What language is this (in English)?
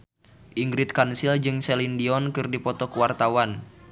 Sundanese